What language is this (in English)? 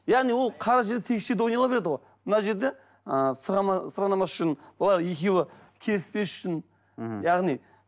Kazakh